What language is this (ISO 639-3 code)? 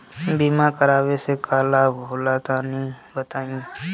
bho